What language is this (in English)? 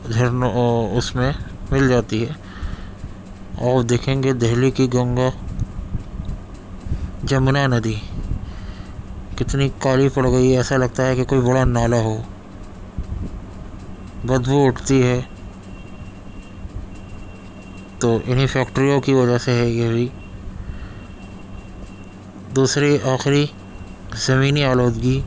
Urdu